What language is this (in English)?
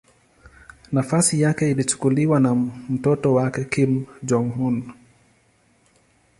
Swahili